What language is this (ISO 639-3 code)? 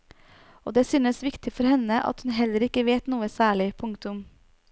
nor